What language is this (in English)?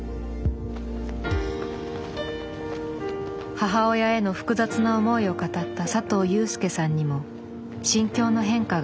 Japanese